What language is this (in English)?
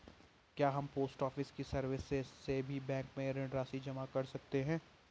Hindi